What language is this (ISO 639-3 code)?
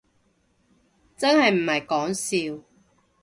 yue